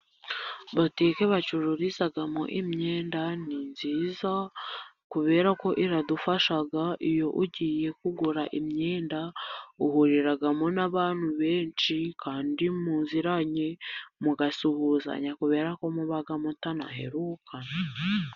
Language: Kinyarwanda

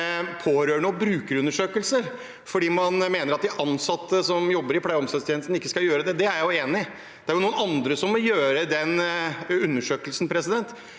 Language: Norwegian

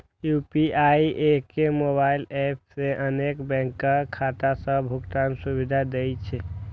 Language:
Maithili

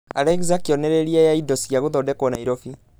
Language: Kikuyu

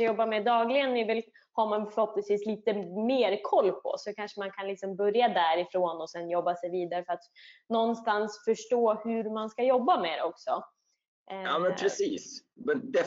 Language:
Swedish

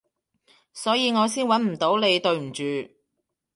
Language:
Cantonese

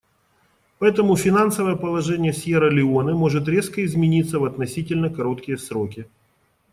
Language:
Russian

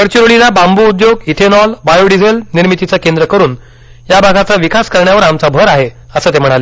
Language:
Marathi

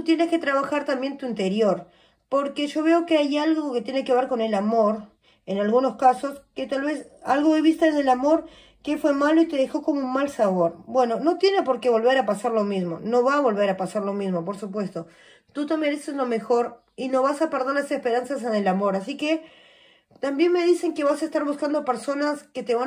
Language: Spanish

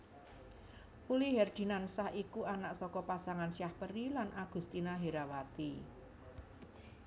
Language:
Javanese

